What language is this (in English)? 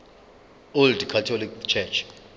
Zulu